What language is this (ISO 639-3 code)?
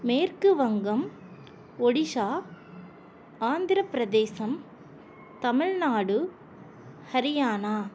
tam